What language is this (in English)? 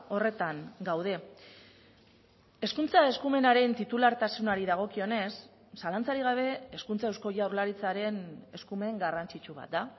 Basque